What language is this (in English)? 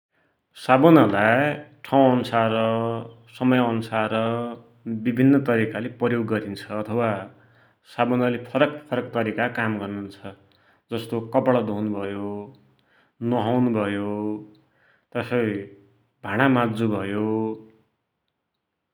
Dotyali